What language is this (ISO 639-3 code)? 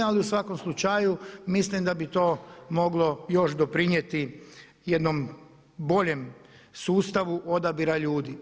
hrv